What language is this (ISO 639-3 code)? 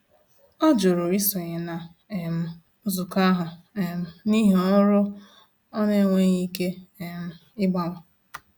ibo